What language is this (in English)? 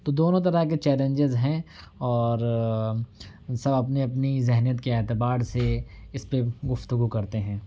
Urdu